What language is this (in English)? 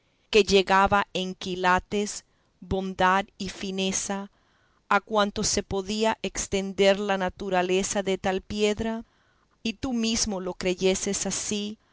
Spanish